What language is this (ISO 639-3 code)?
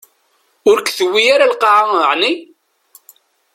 kab